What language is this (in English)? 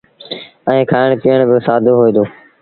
Sindhi Bhil